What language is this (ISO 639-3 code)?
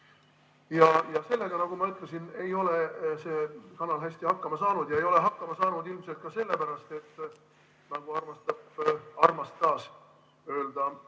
est